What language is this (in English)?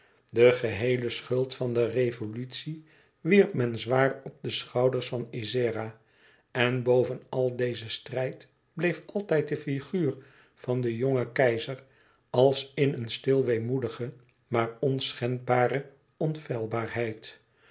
Dutch